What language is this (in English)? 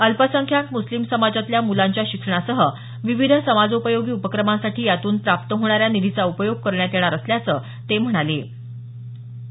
Marathi